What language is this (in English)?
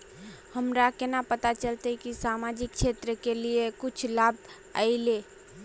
Magahi